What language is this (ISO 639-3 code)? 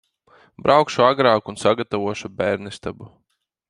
lav